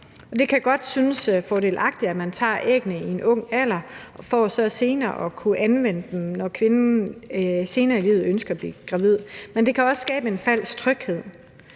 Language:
Danish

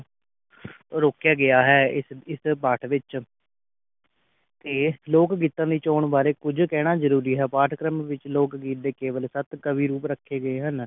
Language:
Punjabi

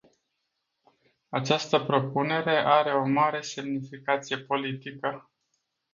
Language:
Romanian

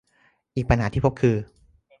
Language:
Thai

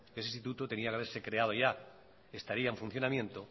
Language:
Spanish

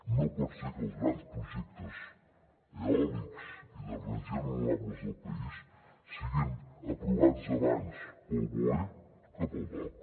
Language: Catalan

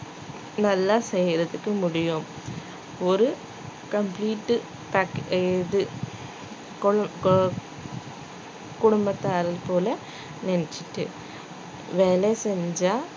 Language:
Tamil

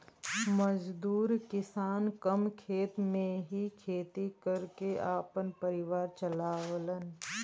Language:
Bhojpuri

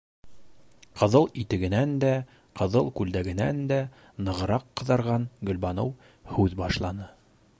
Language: Bashkir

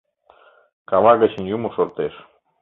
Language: Mari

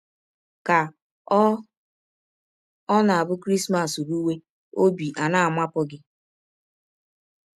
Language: Igbo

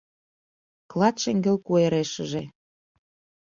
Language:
Mari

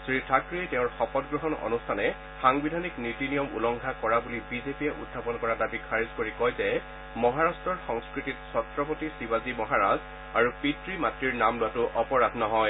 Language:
Assamese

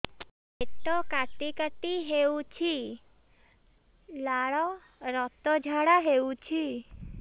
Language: Odia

